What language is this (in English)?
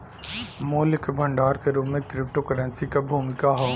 Bhojpuri